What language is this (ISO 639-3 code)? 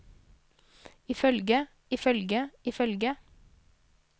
nor